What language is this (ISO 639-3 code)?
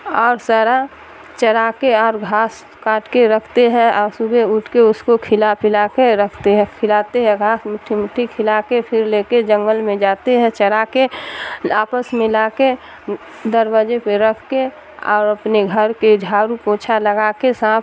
urd